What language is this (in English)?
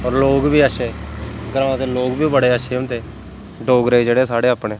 Dogri